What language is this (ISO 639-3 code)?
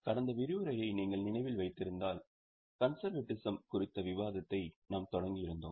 tam